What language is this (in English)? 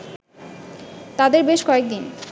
Bangla